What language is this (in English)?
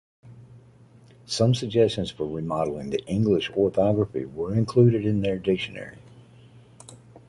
English